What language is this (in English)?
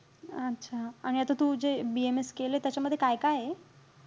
Marathi